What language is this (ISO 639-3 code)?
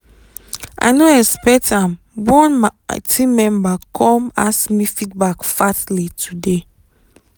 pcm